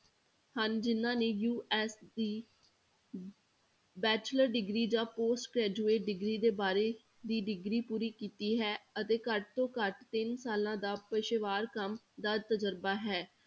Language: Punjabi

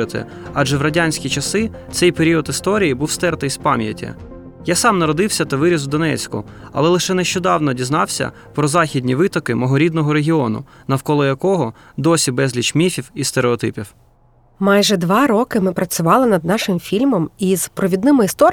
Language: Ukrainian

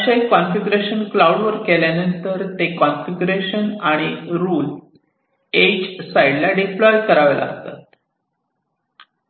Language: Marathi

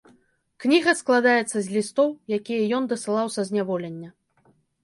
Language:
Belarusian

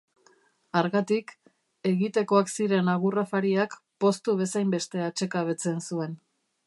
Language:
Basque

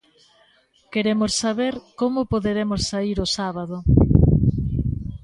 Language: Galician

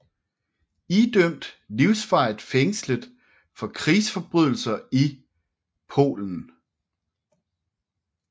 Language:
Danish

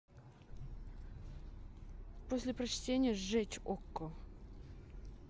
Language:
Russian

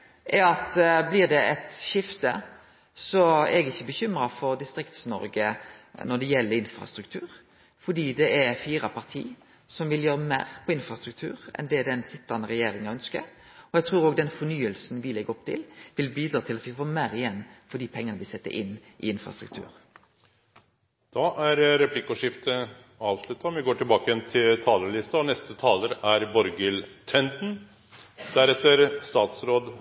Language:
Norwegian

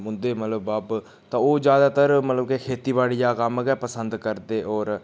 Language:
Dogri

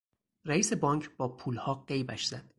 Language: Persian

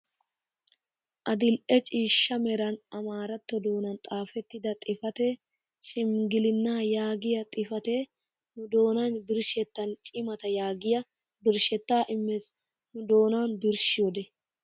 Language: Wolaytta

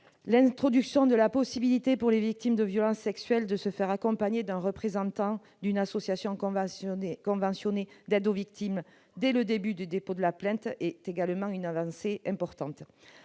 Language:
French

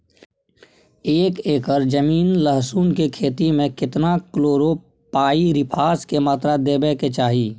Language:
Maithili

